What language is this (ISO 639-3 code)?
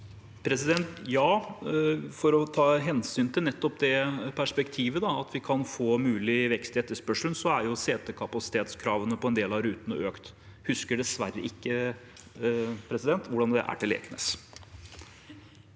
nor